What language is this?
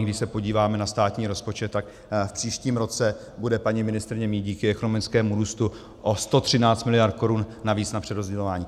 Czech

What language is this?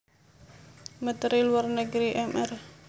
Javanese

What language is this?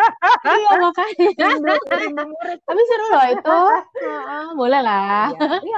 Indonesian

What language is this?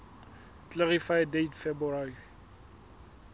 Southern Sotho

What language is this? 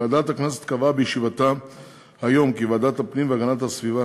Hebrew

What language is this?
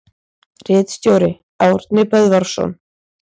Icelandic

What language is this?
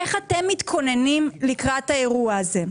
Hebrew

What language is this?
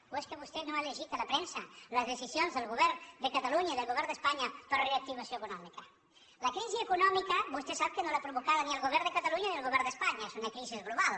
Catalan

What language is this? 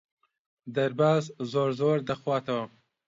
Central Kurdish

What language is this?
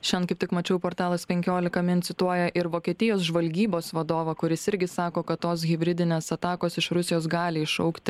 Lithuanian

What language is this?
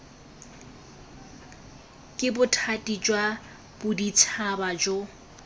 Tswana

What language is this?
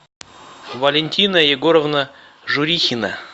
Russian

